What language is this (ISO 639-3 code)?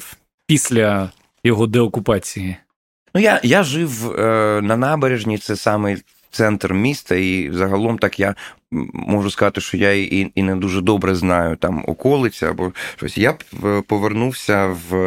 ukr